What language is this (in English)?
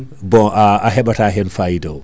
Fula